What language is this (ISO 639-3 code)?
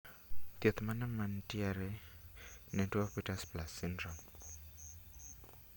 luo